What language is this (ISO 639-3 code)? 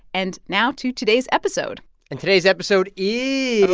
eng